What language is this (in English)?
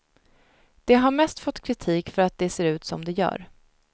Swedish